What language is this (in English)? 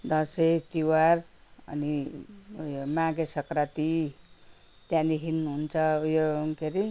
Nepali